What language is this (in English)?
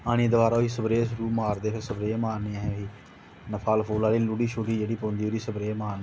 Dogri